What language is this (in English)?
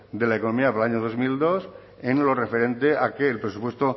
Spanish